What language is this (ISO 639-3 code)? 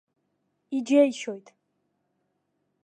abk